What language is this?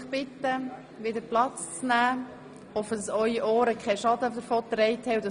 Swiss German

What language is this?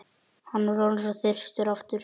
Icelandic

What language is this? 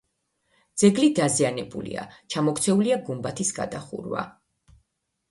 Georgian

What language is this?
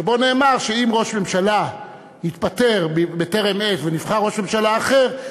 Hebrew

